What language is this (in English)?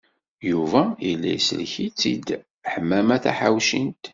Kabyle